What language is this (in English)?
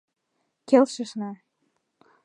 Mari